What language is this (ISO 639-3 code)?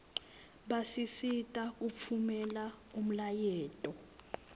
ssw